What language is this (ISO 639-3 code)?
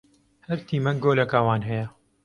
kur